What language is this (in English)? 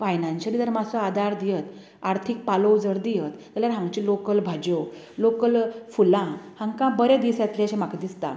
Konkani